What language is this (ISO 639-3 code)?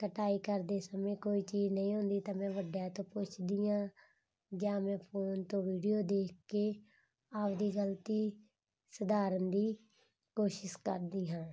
pan